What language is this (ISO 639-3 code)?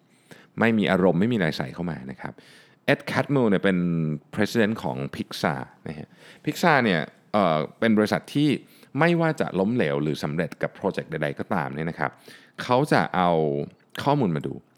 tha